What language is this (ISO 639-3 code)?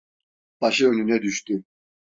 tur